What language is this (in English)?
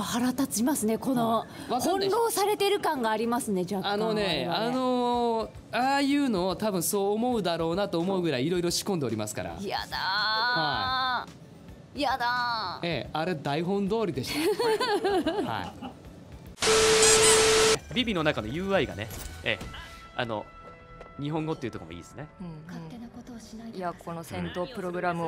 Japanese